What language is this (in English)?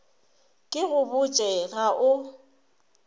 Northern Sotho